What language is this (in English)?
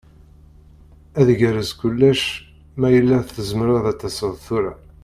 Kabyle